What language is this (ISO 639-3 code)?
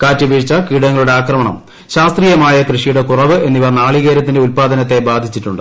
mal